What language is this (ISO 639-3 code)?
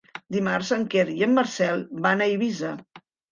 cat